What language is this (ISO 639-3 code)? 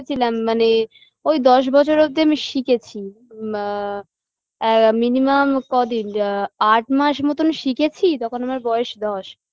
ben